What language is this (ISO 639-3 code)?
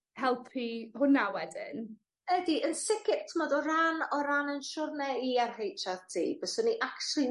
cym